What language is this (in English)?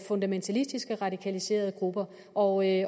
Danish